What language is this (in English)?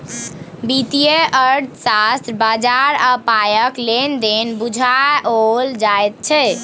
Maithili